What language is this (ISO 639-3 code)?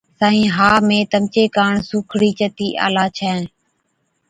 odk